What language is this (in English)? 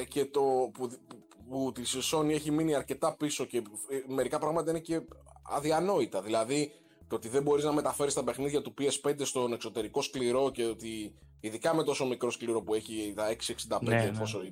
Greek